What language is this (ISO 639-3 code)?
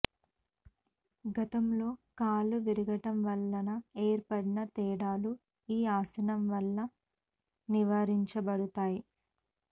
tel